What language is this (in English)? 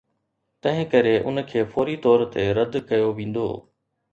Sindhi